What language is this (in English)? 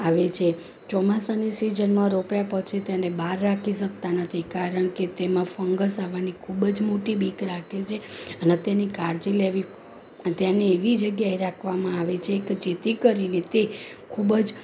Gujarati